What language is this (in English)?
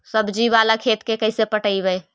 Magahi